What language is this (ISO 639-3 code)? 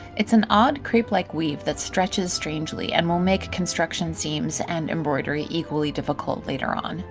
eng